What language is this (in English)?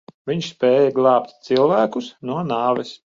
Latvian